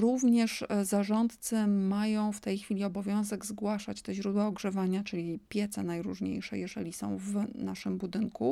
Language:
Polish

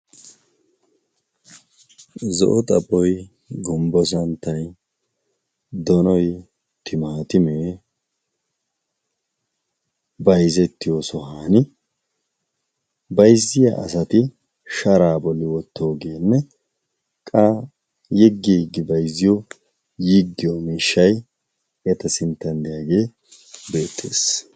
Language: Wolaytta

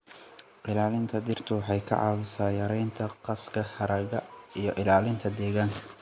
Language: Somali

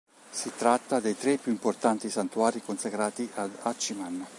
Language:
Italian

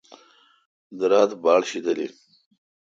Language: Kalkoti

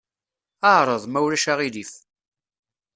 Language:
Kabyle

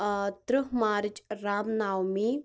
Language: Kashmiri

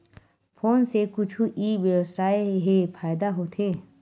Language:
Chhattisgarhi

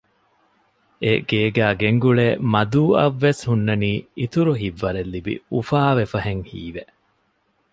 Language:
Divehi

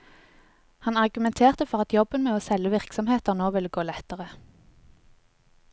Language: Norwegian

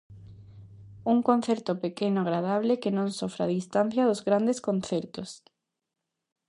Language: Galician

